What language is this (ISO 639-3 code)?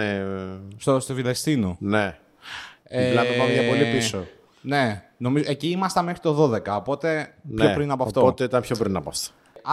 ell